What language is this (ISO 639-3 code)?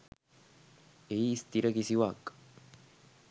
sin